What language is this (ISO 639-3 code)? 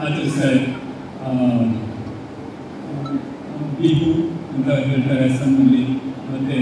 kan